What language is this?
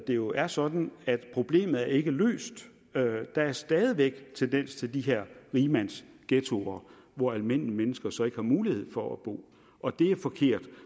Danish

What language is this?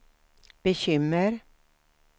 Swedish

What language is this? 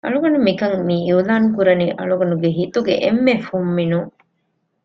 Divehi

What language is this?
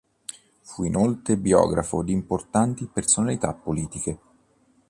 Italian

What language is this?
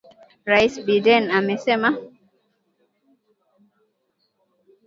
Swahili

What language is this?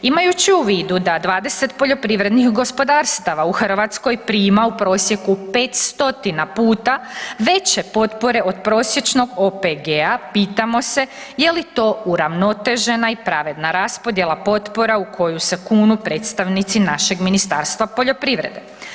Croatian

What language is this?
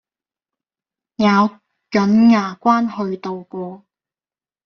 Cantonese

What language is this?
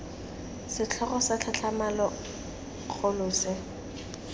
Tswana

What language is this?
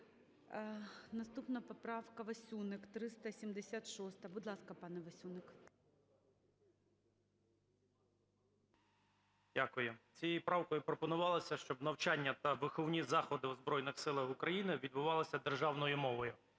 Ukrainian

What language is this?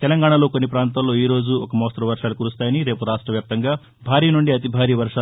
Telugu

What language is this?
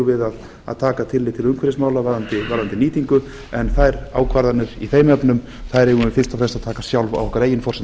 Icelandic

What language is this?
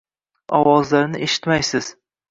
Uzbek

